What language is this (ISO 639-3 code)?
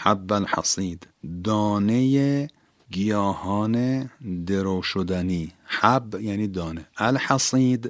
fas